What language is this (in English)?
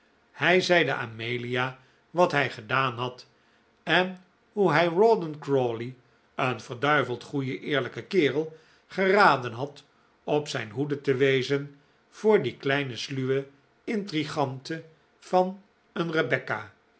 Dutch